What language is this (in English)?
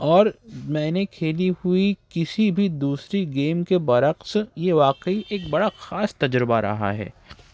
Urdu